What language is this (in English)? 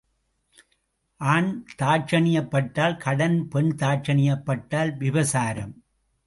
Tamil